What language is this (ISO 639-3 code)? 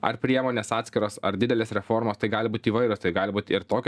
lit